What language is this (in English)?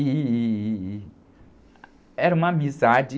Portuguese